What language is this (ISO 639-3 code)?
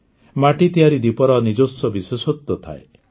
ori